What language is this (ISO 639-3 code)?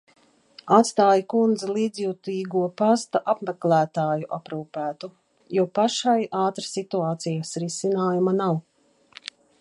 lav